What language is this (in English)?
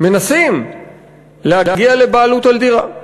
Hebrew